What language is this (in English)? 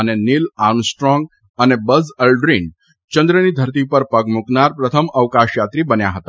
Gujarati